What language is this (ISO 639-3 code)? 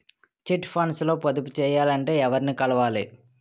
tel